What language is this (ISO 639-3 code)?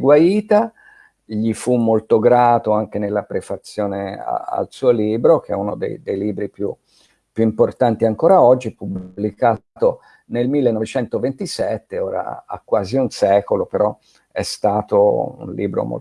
ita